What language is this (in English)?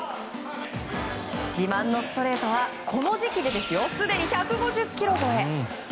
Japanese